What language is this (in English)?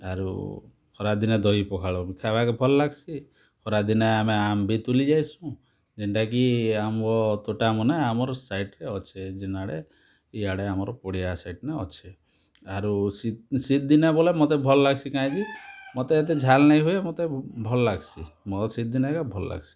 Odia